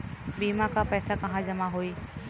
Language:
Bhojpuri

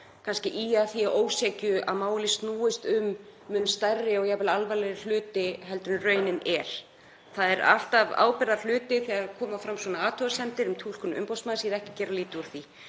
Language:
Icelandic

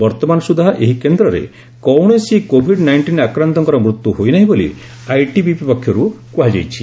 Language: Odia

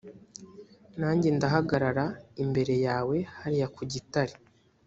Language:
Kinyarwanda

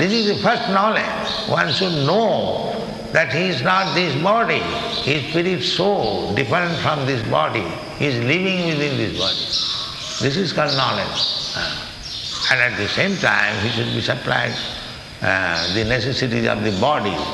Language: English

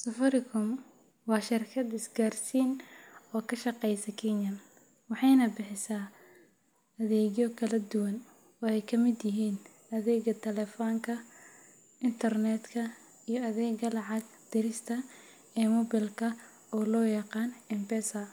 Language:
Somali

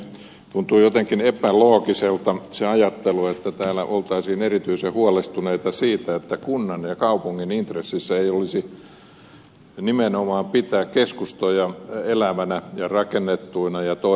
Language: Finnish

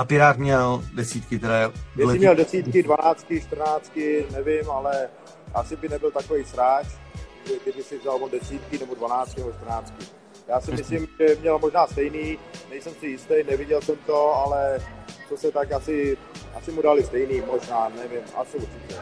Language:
Czech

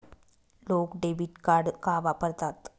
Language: Marathi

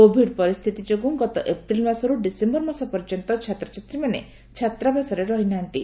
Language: Odia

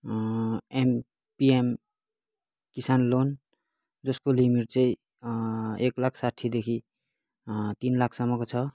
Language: Nepali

